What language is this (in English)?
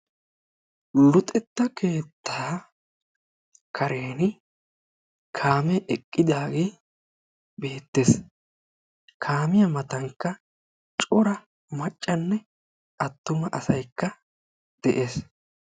Wolaytta